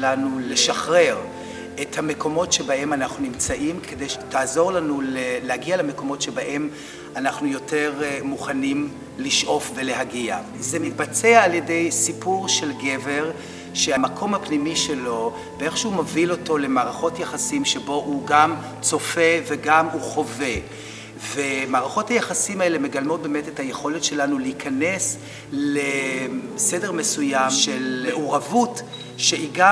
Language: Hebrew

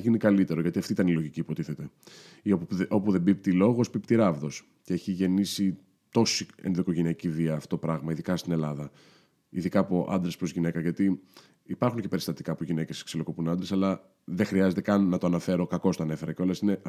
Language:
Greek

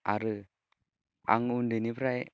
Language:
Bodo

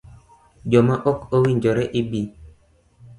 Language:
Luo (Kenya and Tanzania)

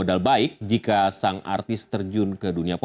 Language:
Indonesian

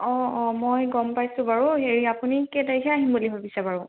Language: Assamese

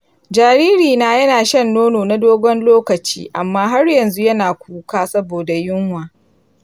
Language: Hausa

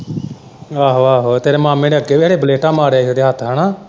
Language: Punjabi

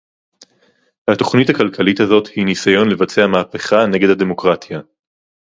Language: Hebrew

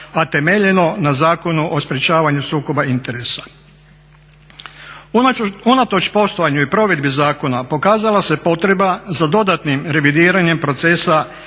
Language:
Croatian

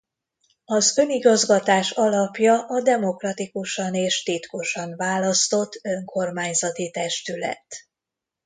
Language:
Hungarian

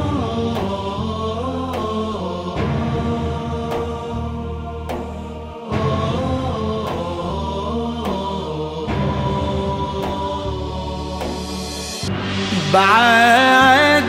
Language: Arabic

